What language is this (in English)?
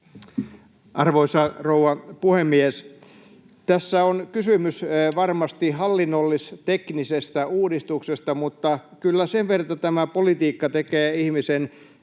Finnish